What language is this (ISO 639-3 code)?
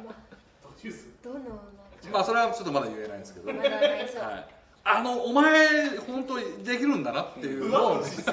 jpn